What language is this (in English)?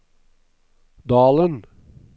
Norwegian